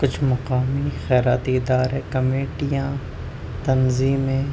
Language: Urdu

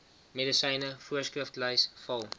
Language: Afrikaans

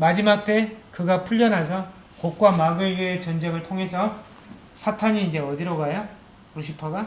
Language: Korean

